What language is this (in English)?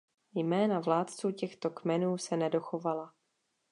Czech